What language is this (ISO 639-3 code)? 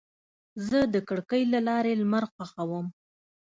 pus